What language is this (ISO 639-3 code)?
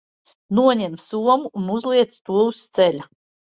lav